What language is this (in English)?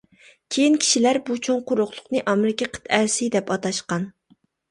Uyghur